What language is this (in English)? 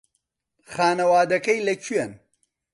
Central Kurdish